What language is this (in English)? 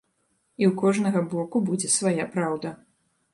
Belarusian